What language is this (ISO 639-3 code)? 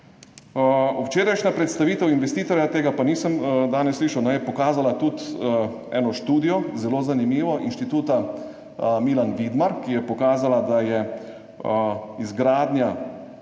slv